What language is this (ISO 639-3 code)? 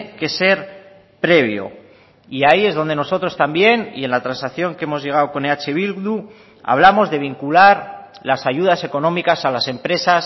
spa